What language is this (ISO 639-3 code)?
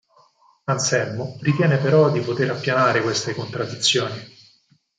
ita